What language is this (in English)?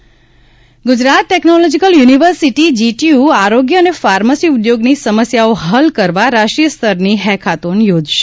Gujarati